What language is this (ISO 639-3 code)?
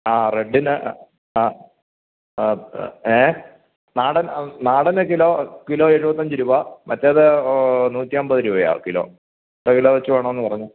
mal